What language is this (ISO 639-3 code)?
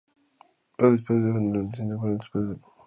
spa